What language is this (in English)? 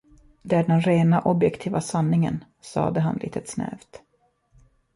Swedish